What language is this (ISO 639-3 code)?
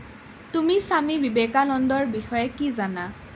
asm